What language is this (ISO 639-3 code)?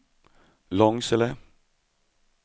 swe